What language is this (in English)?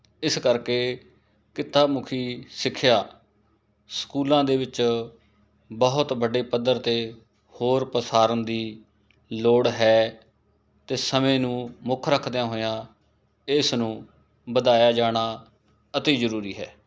Punjabi